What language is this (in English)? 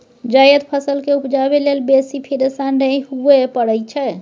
Maithili